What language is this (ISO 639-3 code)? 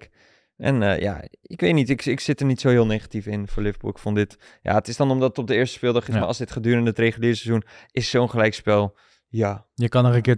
nld